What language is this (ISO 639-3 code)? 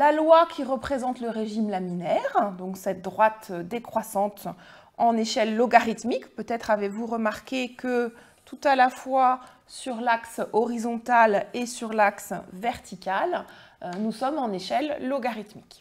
fra